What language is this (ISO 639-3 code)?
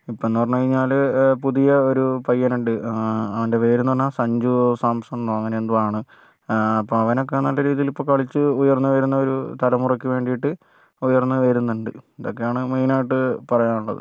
mal